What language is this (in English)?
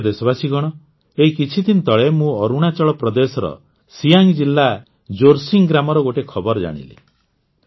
Odia